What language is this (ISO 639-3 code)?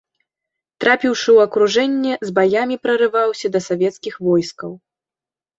bel